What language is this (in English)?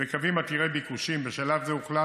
Hebrew